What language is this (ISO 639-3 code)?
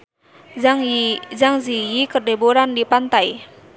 sun